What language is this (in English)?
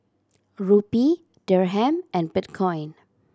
English